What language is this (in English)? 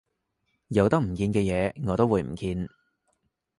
Cantonese